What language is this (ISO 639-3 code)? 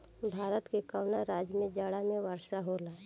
bho